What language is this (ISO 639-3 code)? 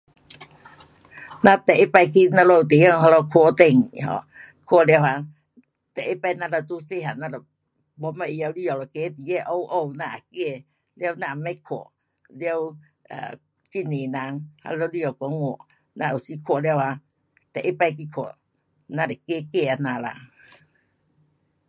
cpx